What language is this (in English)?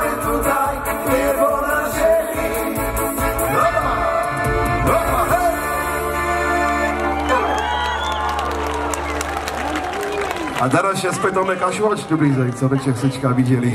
Polish